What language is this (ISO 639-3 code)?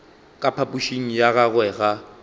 nso